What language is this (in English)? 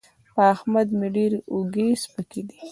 Pashto